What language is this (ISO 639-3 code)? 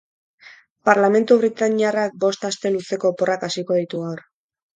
eus